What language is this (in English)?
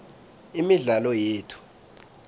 South Ndebele